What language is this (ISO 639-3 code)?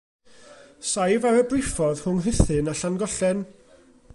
cym